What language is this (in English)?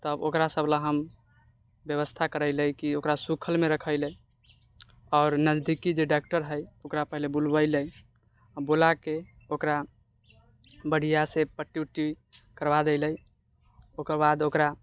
Maithili